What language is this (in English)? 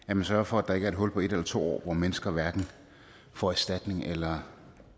Danish